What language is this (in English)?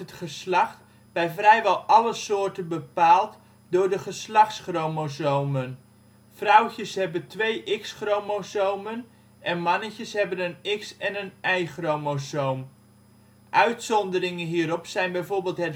Dutch